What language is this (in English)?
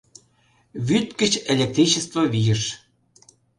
Mari